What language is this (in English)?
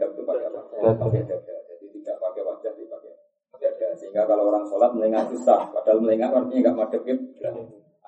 Malay